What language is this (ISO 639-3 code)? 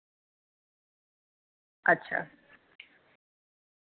doi